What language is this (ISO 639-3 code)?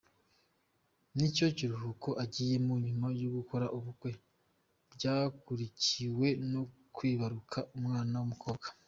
kin